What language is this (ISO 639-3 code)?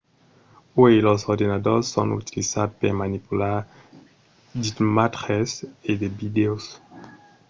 oci